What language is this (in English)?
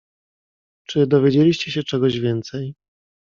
Polish